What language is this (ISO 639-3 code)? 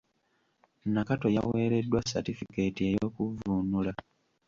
lug